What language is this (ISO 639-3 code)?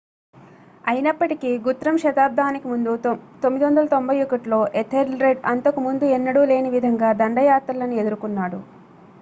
tel